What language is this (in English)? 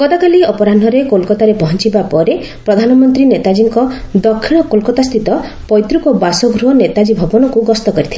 Odia